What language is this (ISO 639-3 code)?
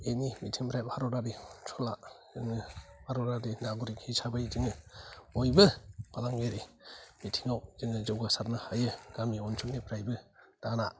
brx